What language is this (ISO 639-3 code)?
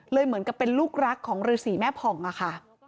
tha